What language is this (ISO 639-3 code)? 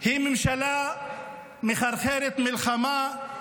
heb